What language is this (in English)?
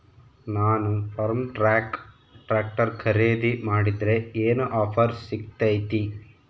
Kannada